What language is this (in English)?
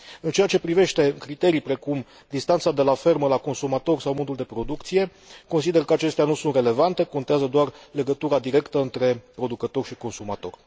Romanian